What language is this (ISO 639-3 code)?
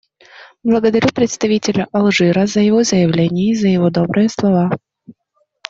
rus